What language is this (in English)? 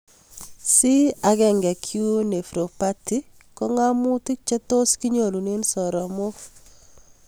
Kalenjin